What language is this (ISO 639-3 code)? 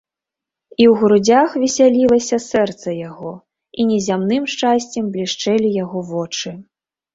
bel